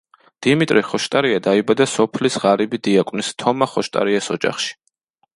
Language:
Georgian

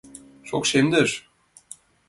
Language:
Mari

